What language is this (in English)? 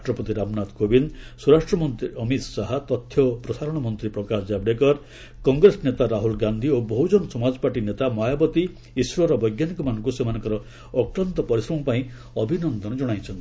Odia